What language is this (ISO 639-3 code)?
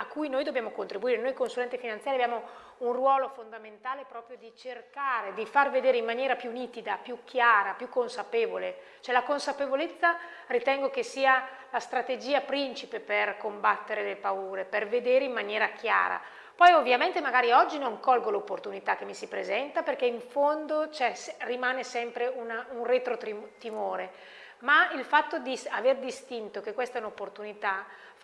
ita